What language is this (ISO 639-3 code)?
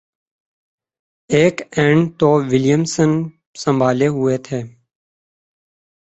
urd